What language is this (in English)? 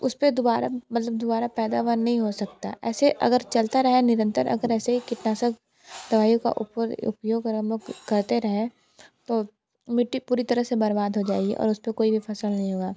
Hindi